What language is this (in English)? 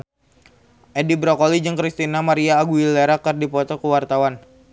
Sundanese